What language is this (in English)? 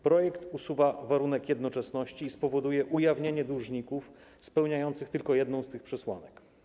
Polish